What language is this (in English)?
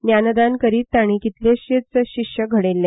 Konkani